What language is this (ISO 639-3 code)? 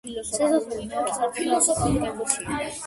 kat